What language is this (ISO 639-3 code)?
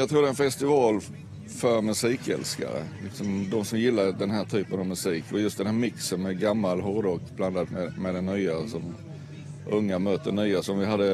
swe